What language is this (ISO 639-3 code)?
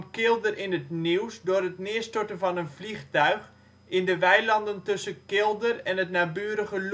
nld